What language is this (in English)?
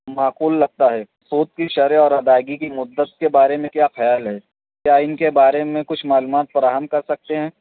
Urdu